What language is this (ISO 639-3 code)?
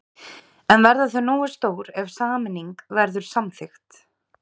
isl